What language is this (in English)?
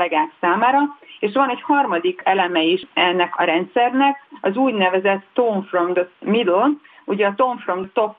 Hungarian